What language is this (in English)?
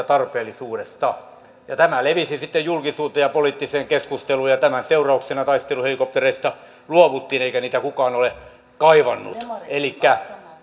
Finnish